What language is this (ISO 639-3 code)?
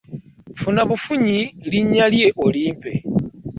lug